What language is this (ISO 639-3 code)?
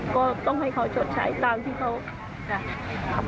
tha